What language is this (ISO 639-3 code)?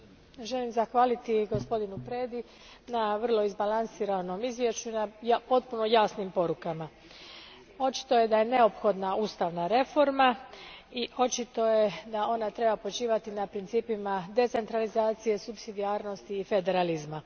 hrv